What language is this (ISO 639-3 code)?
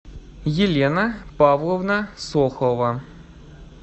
rus